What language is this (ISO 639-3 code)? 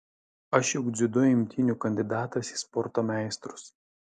lit